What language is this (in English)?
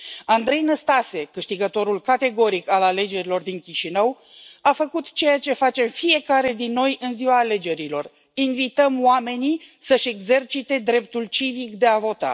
Romanian